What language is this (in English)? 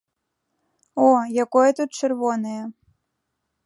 Belarusian